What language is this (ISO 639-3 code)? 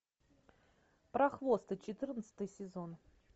rus